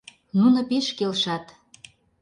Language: Mari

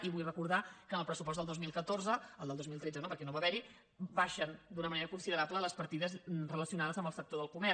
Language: Catalan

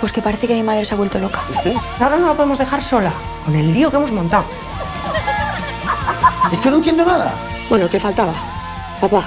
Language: Spanish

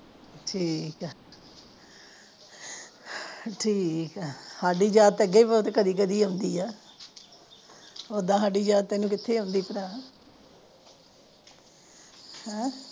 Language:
Punjabi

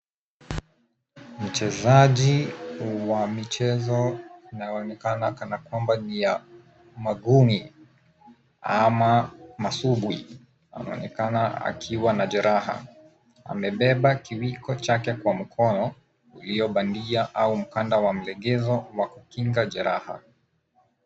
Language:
Swahili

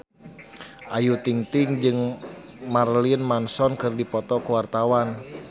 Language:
Sundanese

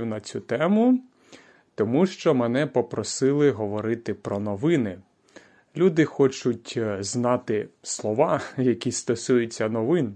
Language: Ukrainian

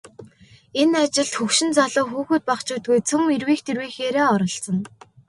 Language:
Mongolian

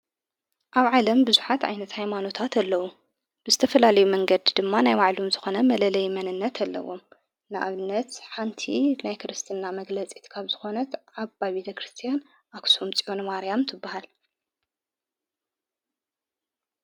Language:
Tigrinya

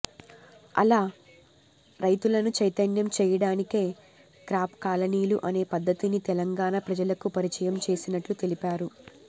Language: Telugu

